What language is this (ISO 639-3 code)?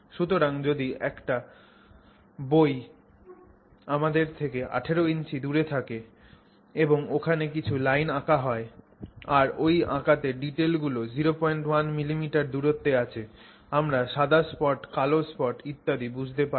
ben